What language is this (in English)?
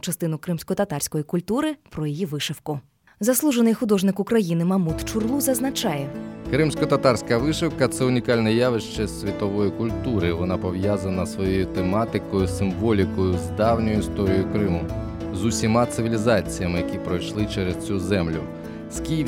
Ukrainian